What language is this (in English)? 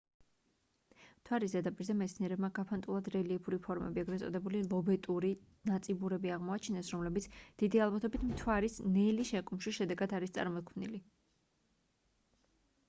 Georgian